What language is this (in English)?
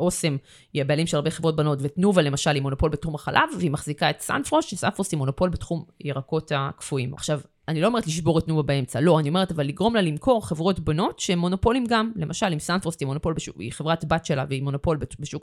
Hebrew